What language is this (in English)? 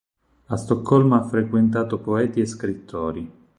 Italian